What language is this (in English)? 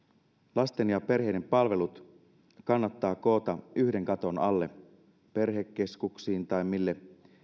Finnish